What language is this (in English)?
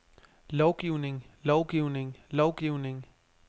Danish